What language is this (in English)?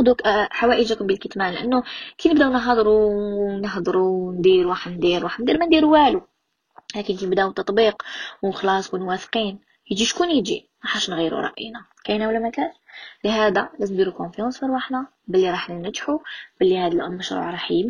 Arabic